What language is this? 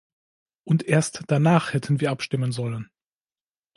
German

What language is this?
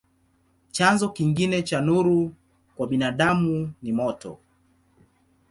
Swahili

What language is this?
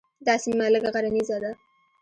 Pashto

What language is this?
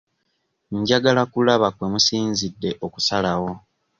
Ganda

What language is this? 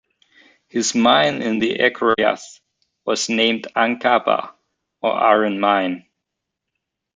English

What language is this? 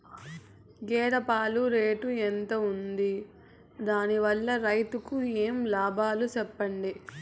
Telugu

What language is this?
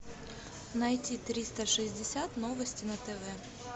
Russian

